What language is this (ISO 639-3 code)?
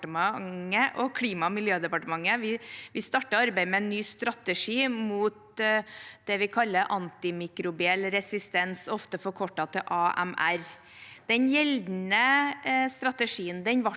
nor